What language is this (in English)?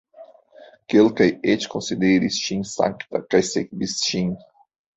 Esperanto